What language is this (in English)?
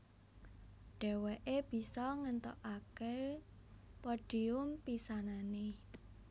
Javanese